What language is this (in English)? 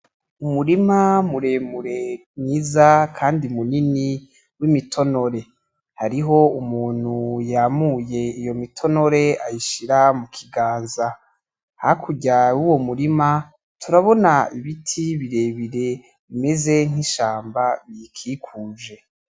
Rundi